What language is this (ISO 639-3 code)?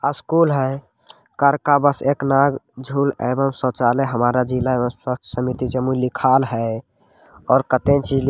mag